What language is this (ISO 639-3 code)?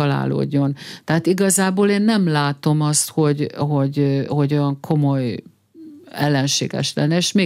hun